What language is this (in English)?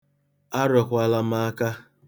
Igbo